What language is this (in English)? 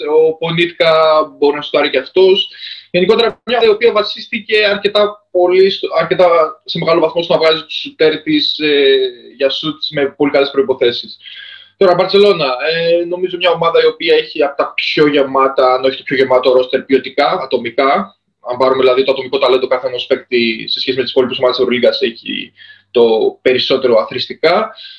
Greek